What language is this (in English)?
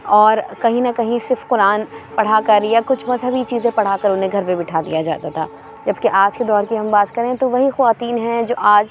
Urdu